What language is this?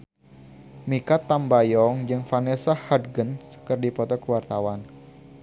Sundanese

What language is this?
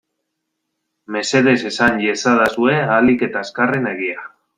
Basque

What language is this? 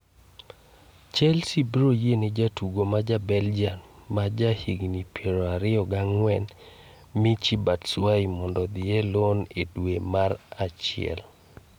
Luo (Kenya and Tanzania)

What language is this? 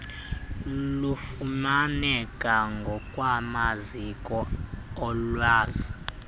Xhosa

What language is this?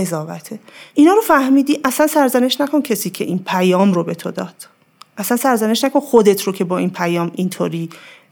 Persian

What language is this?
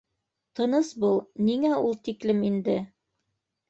Bashkir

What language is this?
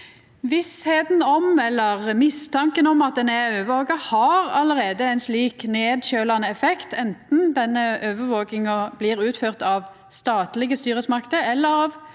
Norwegian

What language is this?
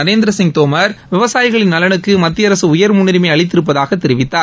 Tamil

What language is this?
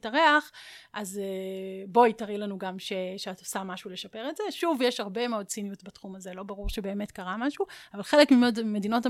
Hebrew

